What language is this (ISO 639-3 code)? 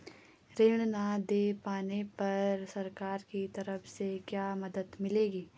hin